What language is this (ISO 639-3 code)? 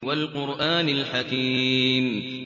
ara